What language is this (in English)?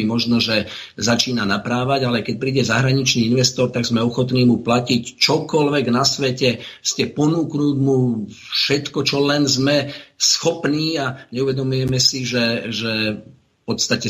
Slovak